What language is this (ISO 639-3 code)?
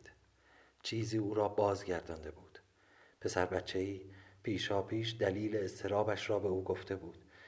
fas